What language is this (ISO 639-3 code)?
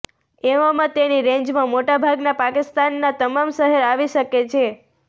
guj